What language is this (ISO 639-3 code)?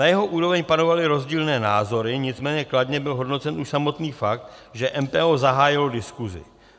ces